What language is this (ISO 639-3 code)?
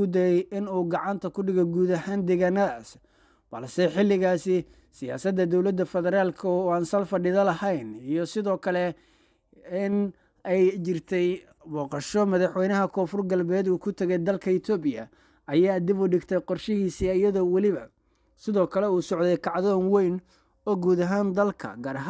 ara